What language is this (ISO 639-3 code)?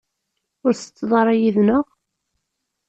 kab